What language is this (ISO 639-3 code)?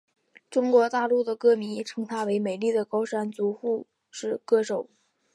zho